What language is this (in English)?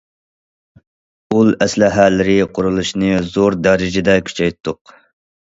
Uyghur